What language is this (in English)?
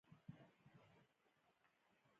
Pashto